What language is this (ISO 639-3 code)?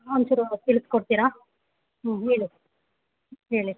kan